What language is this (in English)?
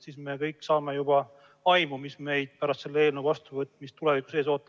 Estonian